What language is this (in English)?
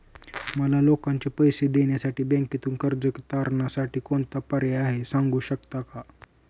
Marathi